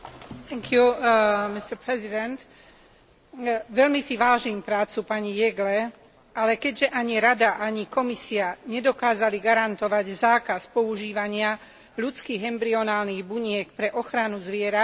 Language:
Slovak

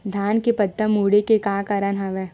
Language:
Chhattisgarhi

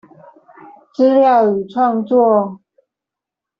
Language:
Chinese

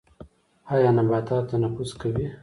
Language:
Pashto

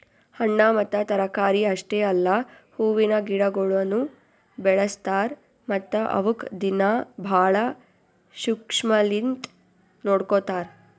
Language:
Kannada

